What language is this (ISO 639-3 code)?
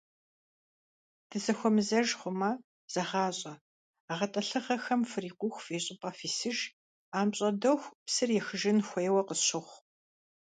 kbd